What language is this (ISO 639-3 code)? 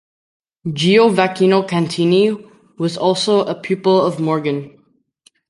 eng